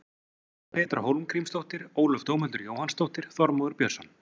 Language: Icelandic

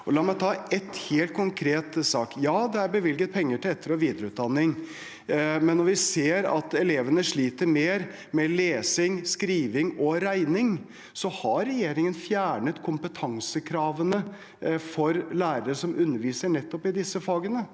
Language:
Norwegian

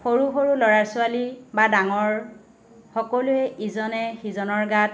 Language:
Assamese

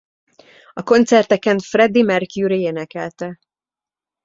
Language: Hungarian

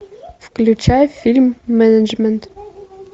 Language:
Russian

